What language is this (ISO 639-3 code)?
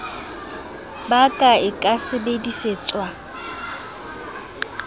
sot